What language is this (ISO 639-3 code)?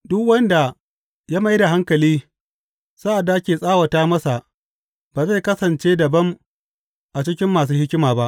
hau